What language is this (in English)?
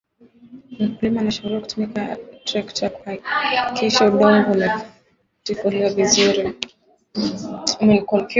Swahili